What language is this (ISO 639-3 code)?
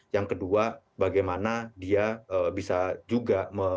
ind